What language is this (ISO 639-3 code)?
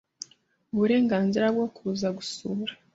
kin